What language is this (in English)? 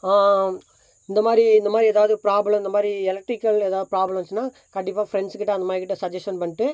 Tamil